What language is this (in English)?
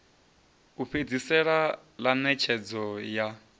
Venda